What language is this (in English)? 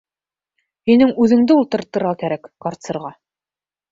Bashkir